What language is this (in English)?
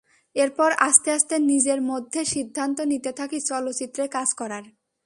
Bangla